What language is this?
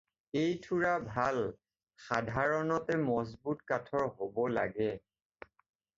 Assamese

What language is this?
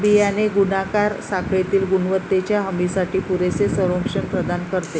Marathi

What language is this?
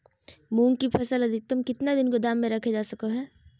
Magahi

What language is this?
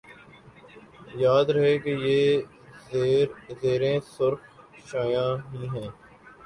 Urdu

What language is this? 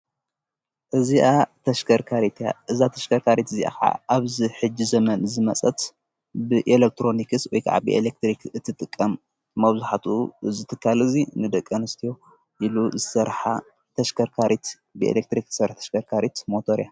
Tigrinya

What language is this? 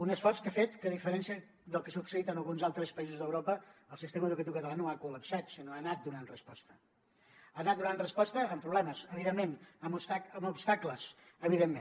Catalan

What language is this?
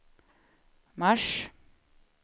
Swedish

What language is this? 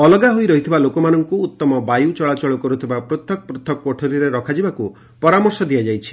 Odia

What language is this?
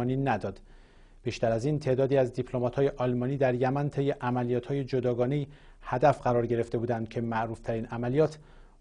Persian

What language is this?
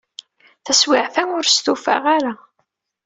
Kabyle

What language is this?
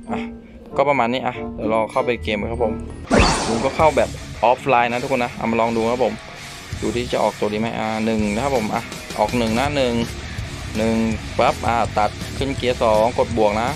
Thai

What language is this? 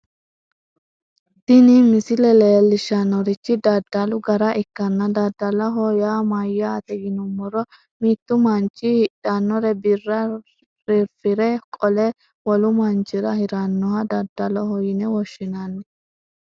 Sidamo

